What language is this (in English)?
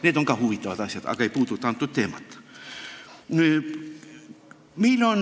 Estonian